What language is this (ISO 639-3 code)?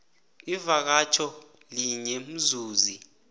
nbl